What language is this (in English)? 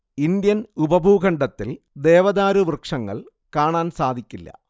Malayalam